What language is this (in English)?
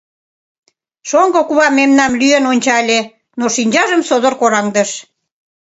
Mari